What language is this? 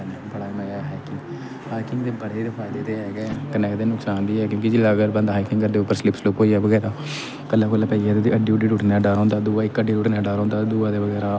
Dogri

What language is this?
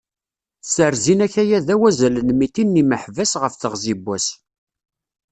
Kabyle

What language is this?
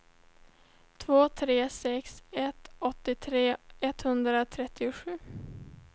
Swedish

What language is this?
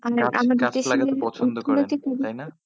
Bangla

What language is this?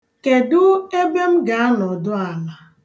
Igbo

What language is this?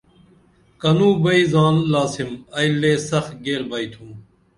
Dameli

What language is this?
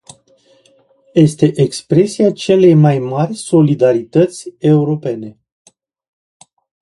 Romanian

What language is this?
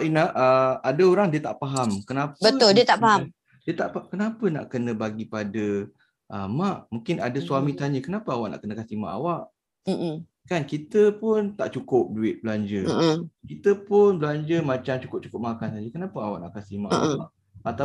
Malay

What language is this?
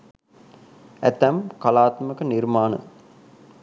Sinhala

